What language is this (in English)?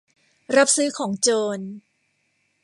Thai